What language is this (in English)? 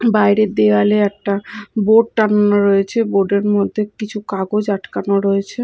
Bangla